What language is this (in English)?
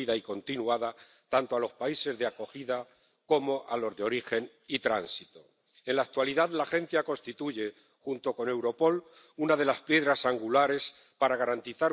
Spanish